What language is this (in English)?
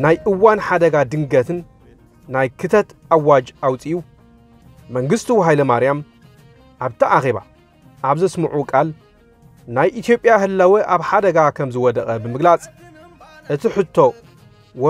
Arabic